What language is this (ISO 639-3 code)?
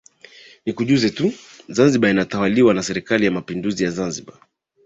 swa